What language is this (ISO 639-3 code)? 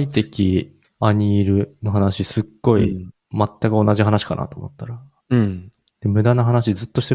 jpn